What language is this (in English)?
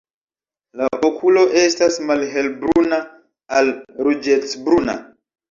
Esperanto